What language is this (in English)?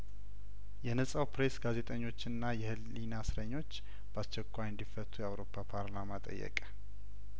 Amharic